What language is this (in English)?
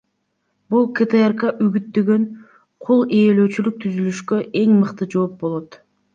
Kyrgyz